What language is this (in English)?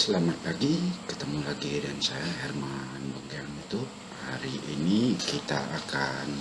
Indonesian